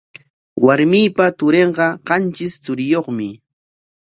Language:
Corongo Ancash Quechua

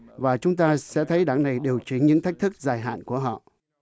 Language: Vietnamese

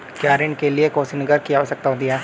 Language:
Hindi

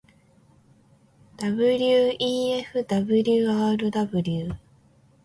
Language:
Japanese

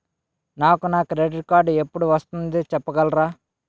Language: Telugu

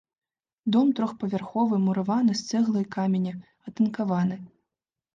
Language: Belarusian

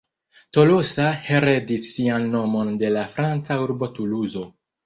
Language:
Esperanto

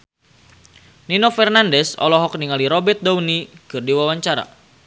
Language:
Sundanese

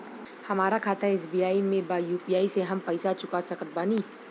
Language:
Bhojpuri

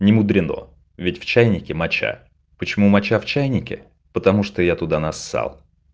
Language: Russian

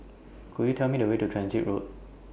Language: English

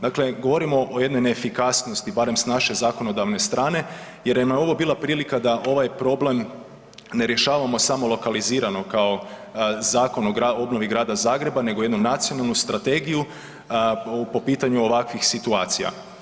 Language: Croatian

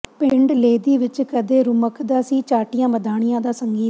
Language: Punjabi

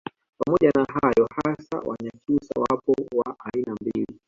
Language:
Swahili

